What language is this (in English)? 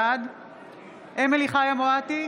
Hebrew